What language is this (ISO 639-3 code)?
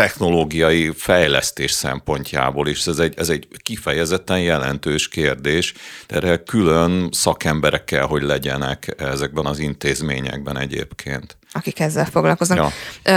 hun